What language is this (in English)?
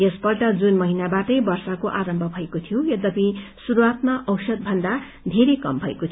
Nepali